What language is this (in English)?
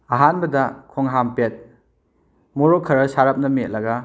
Manipuri